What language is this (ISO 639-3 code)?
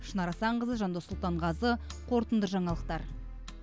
kaz